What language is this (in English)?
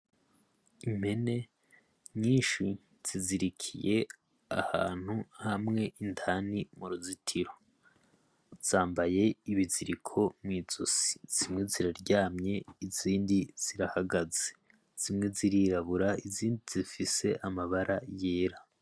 Rundi